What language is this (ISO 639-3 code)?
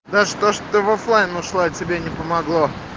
rus